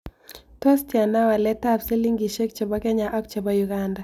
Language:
Kalenjin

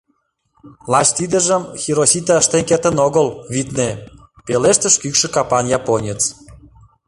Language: Mari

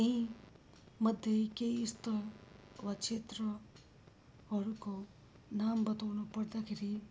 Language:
Nepali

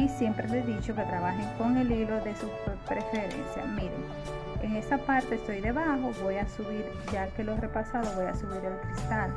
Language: Spanish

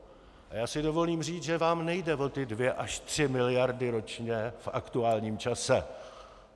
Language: Czech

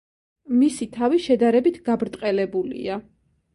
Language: Georgian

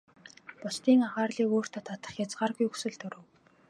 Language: Mongolian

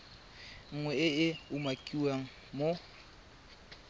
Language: Tswana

